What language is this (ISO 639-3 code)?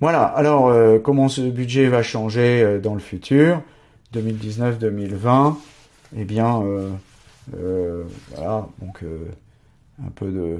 fra